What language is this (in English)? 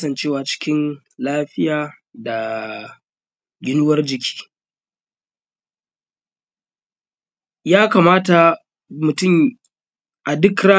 Hausa